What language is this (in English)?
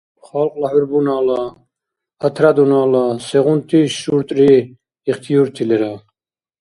Dargwa